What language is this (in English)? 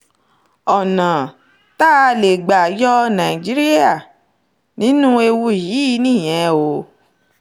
Yoruba